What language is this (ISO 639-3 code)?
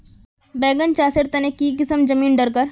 mag